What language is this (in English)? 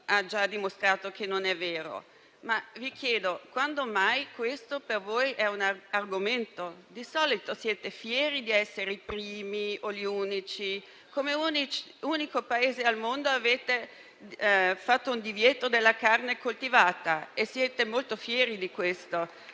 Italian